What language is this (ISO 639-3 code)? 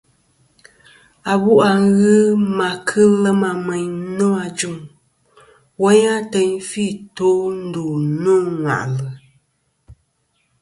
bkm